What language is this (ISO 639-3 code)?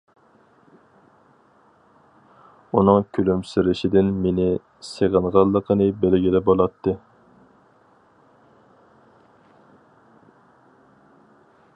uig